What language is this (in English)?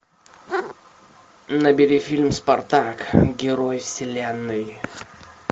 Russian